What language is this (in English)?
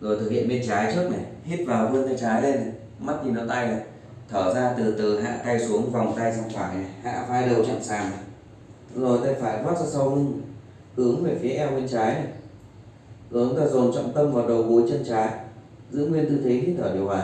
Vietnamese